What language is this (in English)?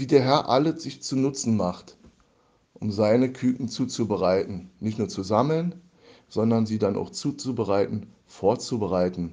German